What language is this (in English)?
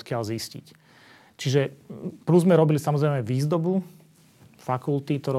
Slovak